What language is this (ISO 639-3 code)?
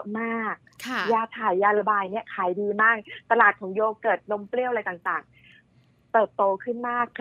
tha